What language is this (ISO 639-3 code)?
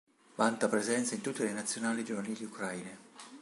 ita